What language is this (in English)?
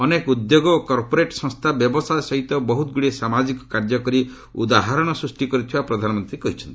Odia